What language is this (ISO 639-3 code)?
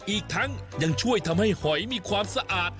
tha